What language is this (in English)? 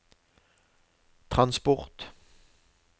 Norwegian